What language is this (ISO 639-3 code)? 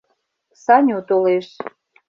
chm